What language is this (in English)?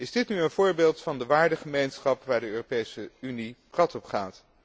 Dutch